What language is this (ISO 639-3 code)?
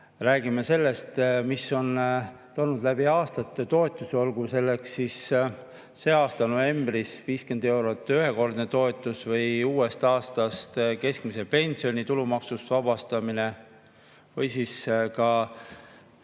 est